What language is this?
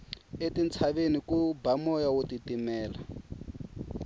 Tsonga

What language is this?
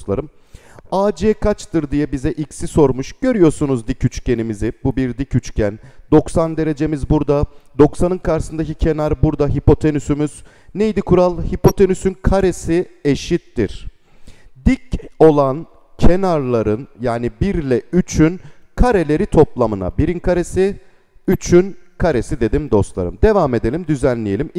Turkish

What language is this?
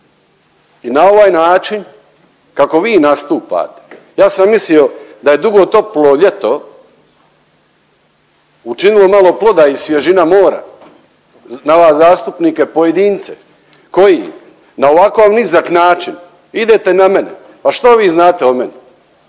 Croatian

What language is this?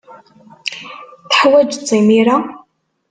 Kabyle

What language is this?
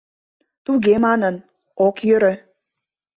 Mari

